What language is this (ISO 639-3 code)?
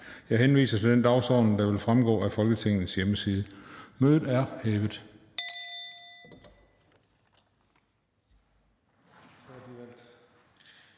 dan